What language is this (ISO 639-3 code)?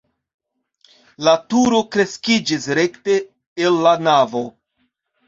epo